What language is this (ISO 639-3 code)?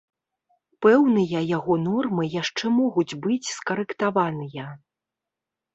bel